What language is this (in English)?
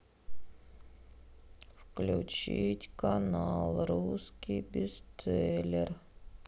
Russian